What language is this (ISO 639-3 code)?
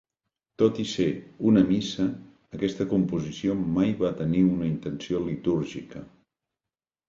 cat